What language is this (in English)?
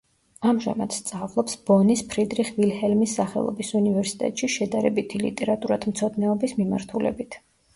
Georgian